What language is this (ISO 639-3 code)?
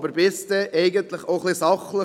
gsw